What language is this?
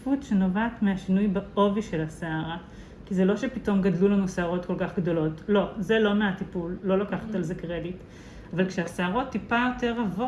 Hebrew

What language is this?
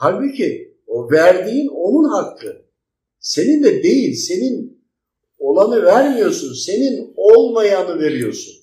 Turkish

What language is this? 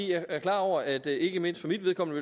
Danish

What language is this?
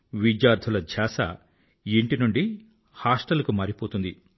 Telugu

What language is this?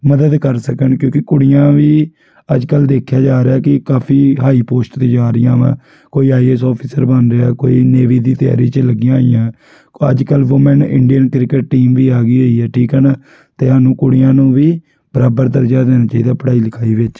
Punjabi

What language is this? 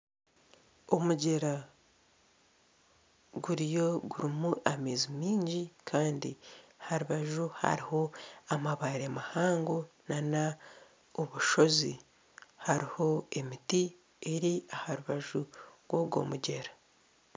Nyankole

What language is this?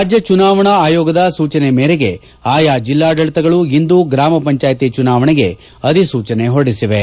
Kannada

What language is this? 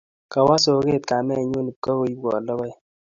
Kalenjin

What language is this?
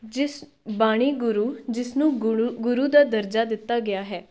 Punjabi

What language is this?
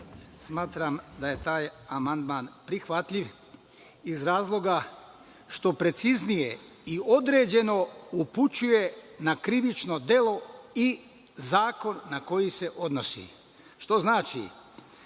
Serbian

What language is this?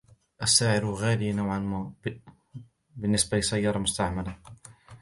Arabic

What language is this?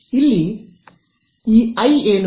Kannada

